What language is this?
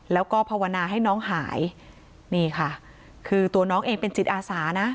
Thai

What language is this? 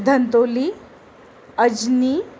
Marathi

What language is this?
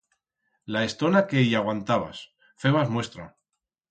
Aragonese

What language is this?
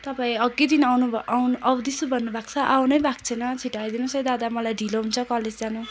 Nepali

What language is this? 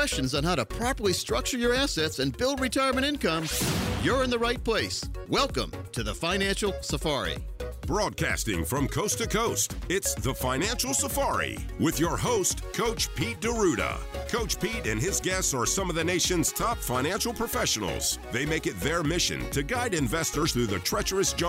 English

